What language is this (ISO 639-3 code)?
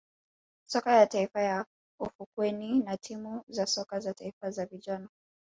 swa